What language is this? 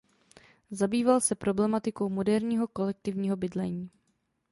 Czech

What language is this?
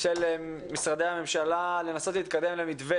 Hebrew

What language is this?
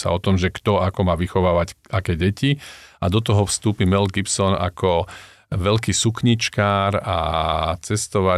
Slovak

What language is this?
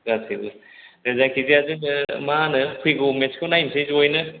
Bodo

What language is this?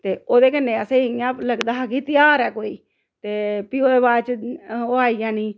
Dogri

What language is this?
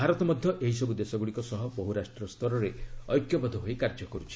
Odia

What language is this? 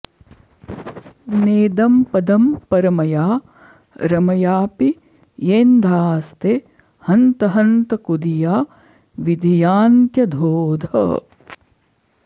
Sanskrit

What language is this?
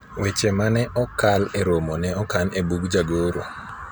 Luo (Kenya and Tanzania)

